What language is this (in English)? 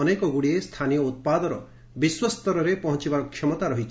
Odia